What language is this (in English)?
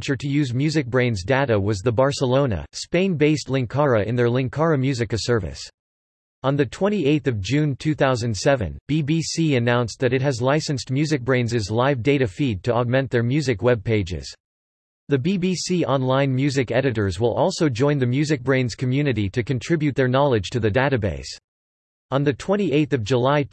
English